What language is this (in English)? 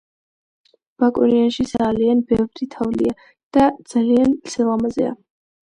Georgian